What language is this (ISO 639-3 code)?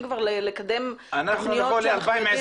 heb